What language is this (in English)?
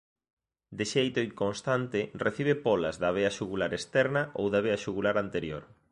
Galician